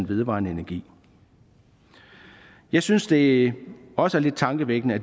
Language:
Danish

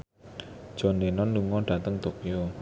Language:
Javanese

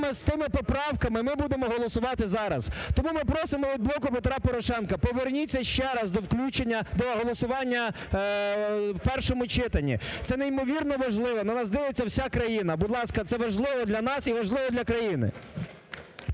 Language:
Ukrainian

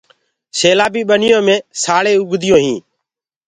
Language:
Gurgula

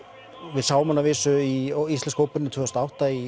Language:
Icelandic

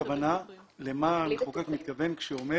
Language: Hebrew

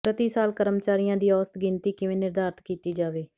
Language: Punjabi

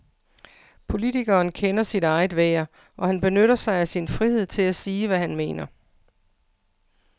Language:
Danish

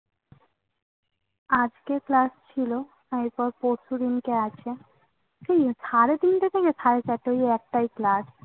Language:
Bangla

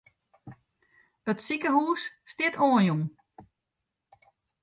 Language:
Western Frisian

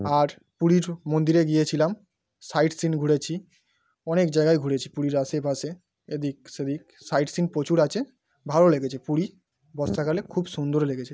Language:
Bangla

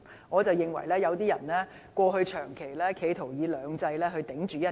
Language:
Cantonese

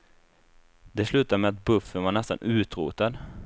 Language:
Swedish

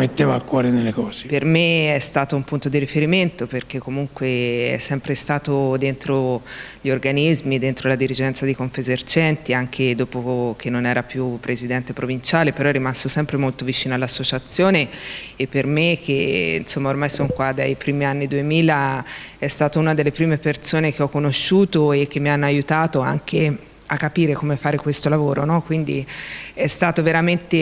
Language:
Italian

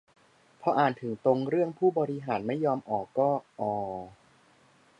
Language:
Thai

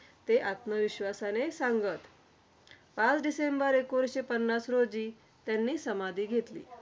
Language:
Marathi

